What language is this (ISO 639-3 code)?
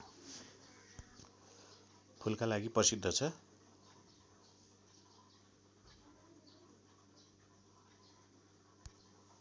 nep